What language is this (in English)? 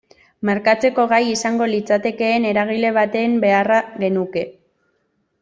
Basque